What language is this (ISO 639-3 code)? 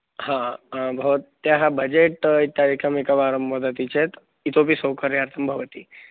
san